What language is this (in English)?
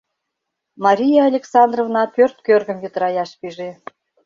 Mari